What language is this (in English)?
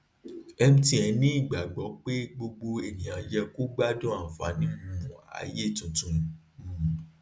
Yoruba